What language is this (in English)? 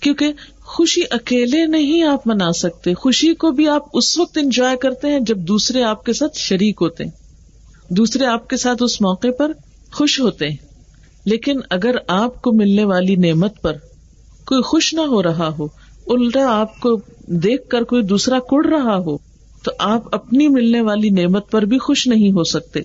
Urdu